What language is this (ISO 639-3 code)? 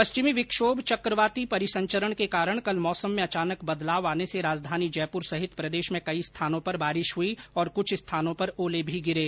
hin